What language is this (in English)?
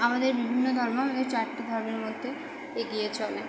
Bangla